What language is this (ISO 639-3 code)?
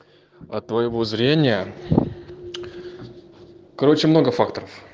rus